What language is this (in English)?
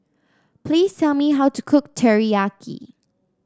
English